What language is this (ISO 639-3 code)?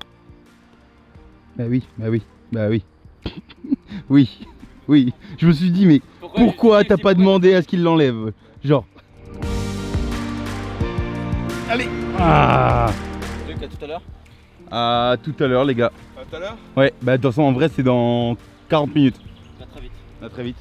fra